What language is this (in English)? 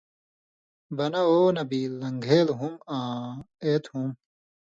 Indus Kohistani